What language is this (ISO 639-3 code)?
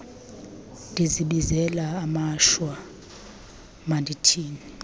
xho